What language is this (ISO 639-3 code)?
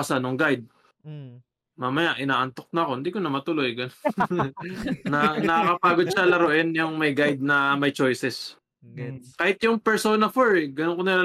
fil